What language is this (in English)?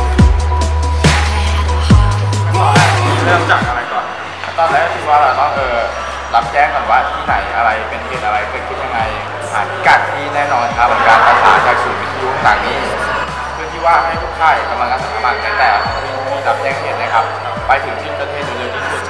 Thai